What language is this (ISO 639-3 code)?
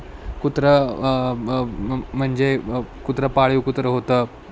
mar